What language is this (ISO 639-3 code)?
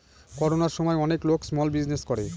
ben